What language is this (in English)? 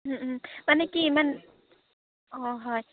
Assamese